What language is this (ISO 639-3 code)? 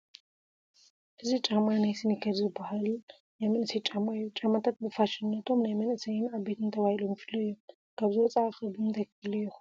tir